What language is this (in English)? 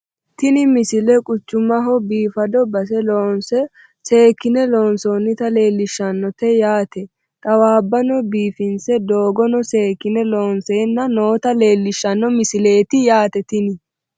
Sidamo